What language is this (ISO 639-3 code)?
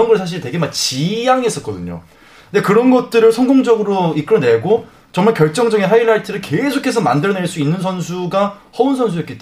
kor